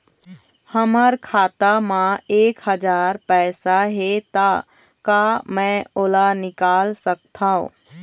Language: Chhattisgarhi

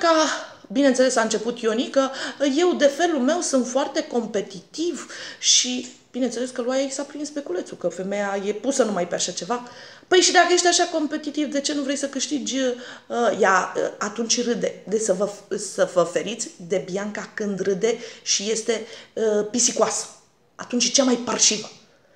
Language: Romanian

